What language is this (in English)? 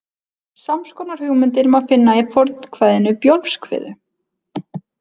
Icelandic